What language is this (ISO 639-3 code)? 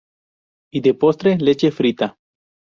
spa